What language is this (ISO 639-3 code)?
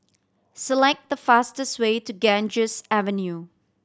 eng